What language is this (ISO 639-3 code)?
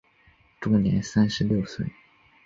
zho